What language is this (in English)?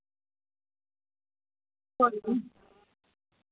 Dogri